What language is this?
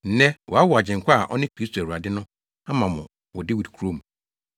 Akan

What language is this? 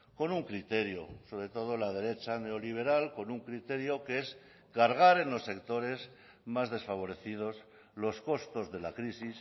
Spanish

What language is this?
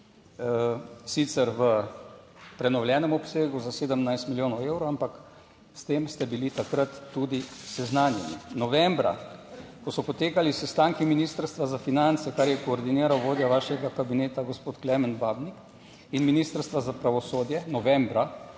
Slovenian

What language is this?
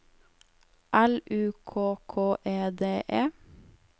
Norwegian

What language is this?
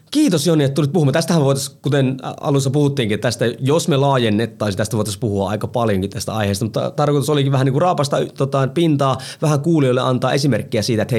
Finnish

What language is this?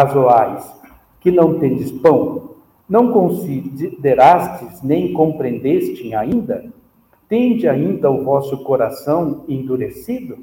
Portuguese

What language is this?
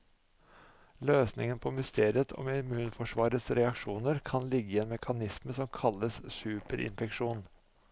Norwegian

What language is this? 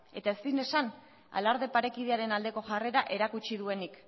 Basque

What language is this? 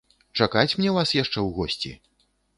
Belarusian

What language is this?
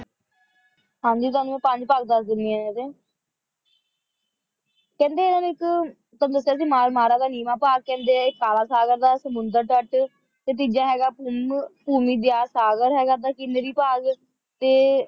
Punjabi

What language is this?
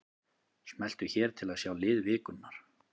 Icelandic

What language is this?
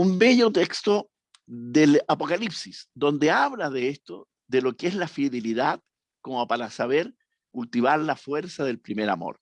Spanish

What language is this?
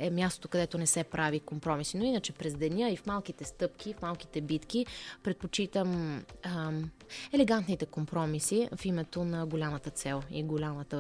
Bulgarian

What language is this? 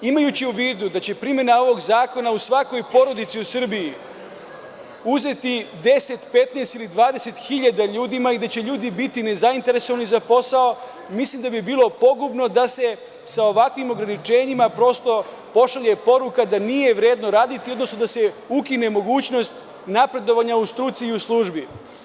Serbian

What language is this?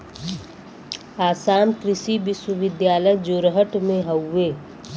Bhojpuri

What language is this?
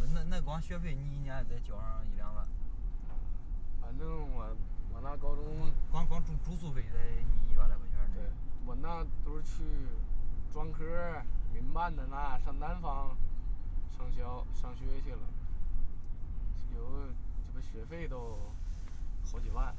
Chinese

